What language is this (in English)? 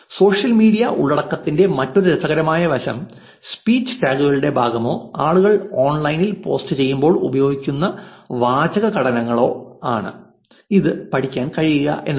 Malayalam